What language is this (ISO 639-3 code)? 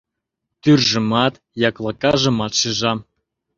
chm